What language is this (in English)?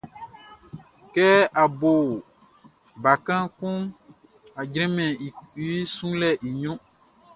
Baoulé